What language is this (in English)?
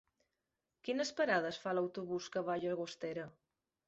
Catalan